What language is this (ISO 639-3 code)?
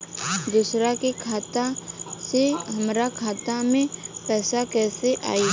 bho